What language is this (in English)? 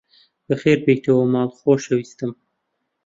Central Kurdish